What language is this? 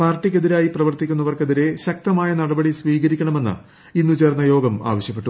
Malayalam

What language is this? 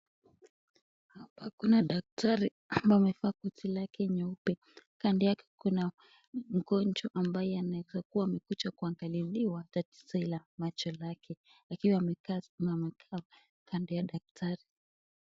Swahili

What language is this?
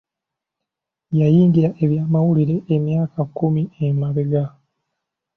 Ganda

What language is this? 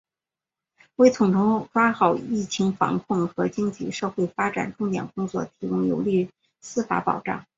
Chinese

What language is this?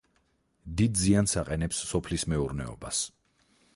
Georgian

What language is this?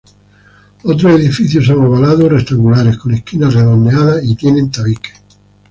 Spanish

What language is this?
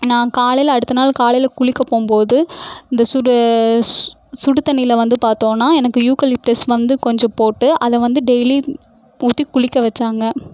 Tamil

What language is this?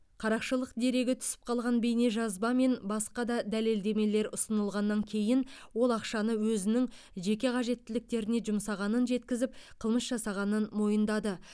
Kazakh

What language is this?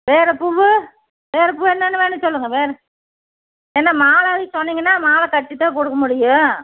Tamil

